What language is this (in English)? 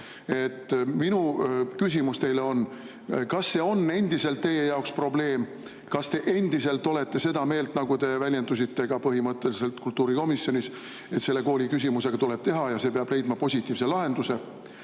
Estonian